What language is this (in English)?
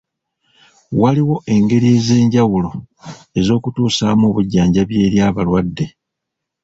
Ganda